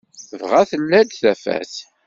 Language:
Kabyle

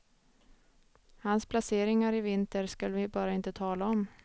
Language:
Swedish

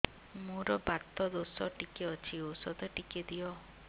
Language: Odia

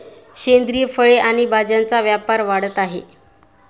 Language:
Marathi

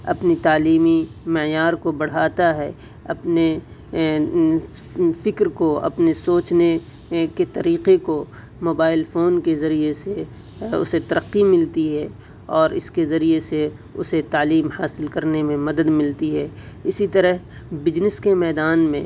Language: Urdu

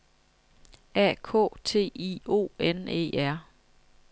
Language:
Danish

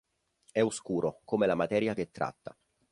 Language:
Italian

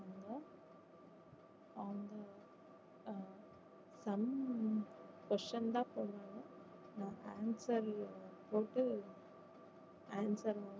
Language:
Tamil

